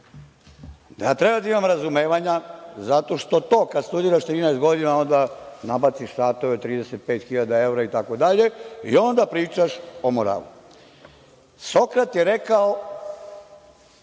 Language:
Serbian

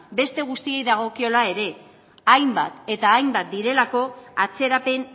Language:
Basque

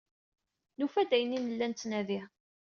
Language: Kabyle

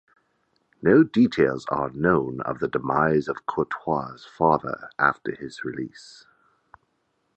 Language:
English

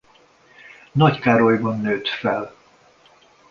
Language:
Hungarian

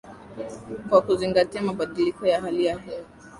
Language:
Swahili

